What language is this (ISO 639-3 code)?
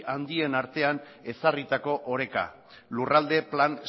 eus